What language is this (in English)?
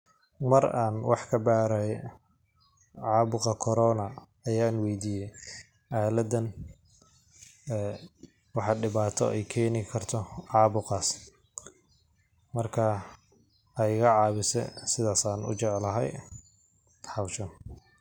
Somali